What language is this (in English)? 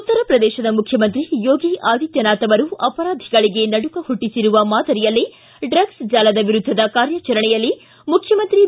Kannada